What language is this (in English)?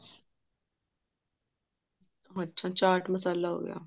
Punjabi